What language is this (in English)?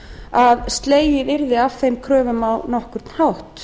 Icelandic